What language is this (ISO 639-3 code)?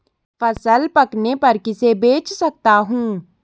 hin